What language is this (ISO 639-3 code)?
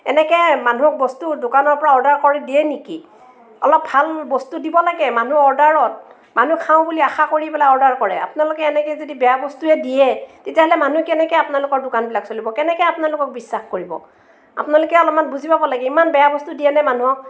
asm